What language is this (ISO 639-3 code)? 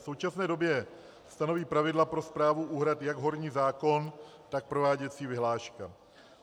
ces